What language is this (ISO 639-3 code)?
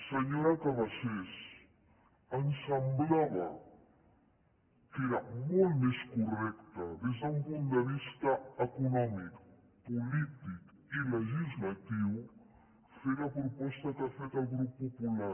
cat